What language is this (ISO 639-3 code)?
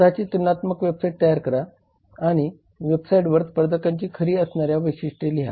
mar